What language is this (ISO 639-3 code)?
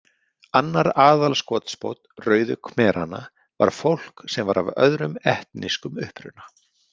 isl